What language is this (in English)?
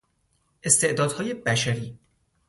Persian